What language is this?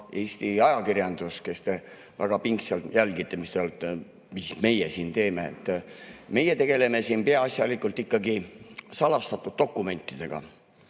Estonian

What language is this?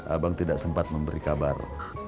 Indonesian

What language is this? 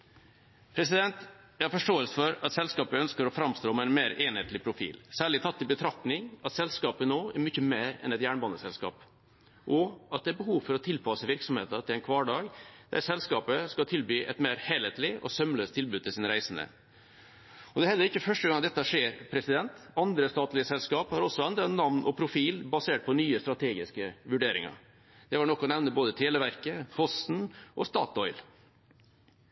Norwegian Bokmål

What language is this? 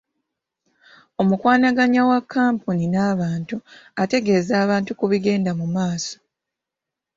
Ganda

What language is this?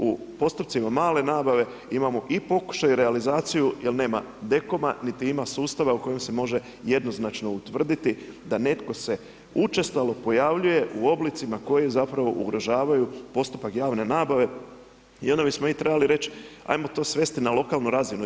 Croatian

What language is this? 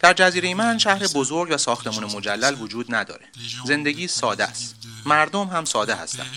Persian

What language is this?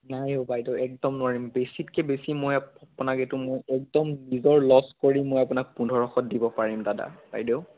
Assamese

